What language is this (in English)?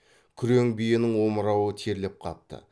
Kazakh